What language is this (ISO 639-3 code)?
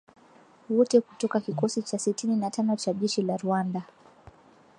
swa